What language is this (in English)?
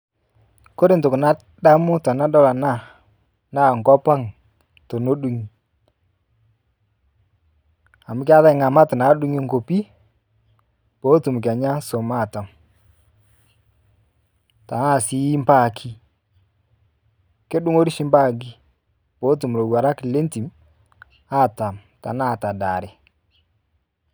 Masai